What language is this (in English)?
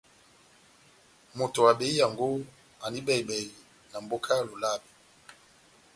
Batanga